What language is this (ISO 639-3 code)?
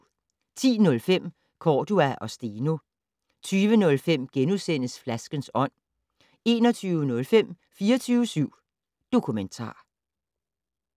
dan